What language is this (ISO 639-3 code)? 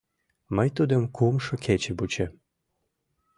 chm